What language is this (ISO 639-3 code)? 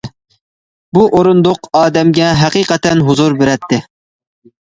uig